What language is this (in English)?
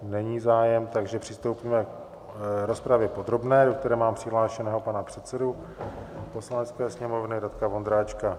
Czech